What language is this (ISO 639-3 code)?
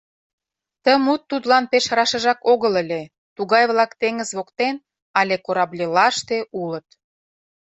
chm